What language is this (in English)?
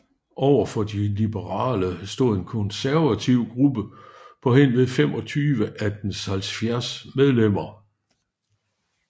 Danish